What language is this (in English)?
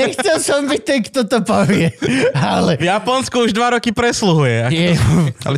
Slovak